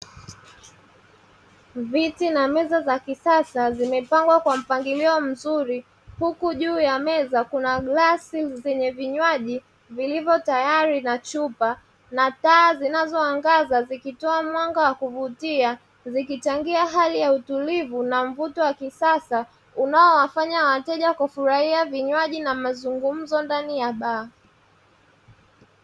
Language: Swahili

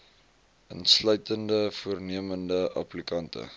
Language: Afrikaans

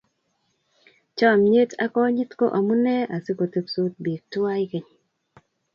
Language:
Kalenjin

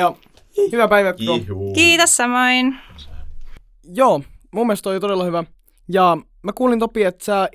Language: Finnish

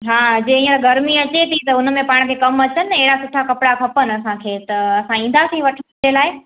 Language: Sindhi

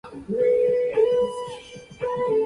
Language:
Japanese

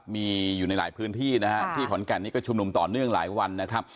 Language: Thai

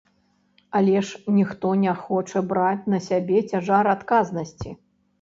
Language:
Belarusian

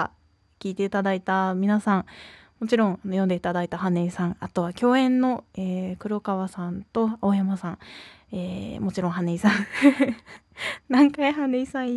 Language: Japanese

